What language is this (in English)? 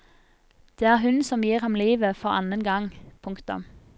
Norwegian